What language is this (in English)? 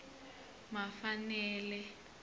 Tsonga